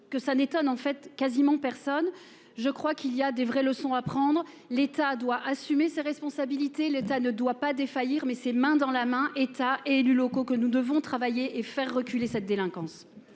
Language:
French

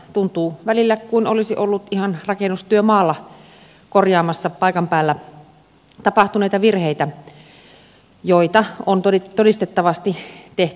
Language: Finnish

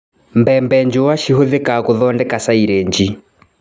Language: Kikuyu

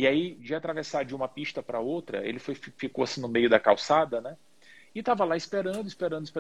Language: Portuguese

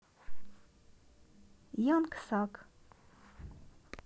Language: Russian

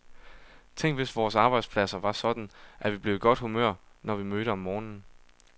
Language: Danish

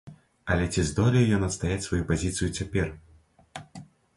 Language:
Belarusian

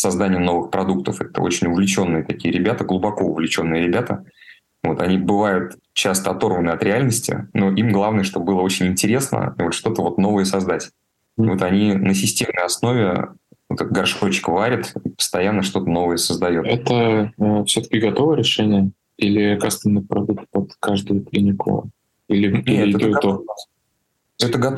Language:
Russian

